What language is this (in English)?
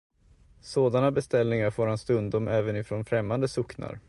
Swedish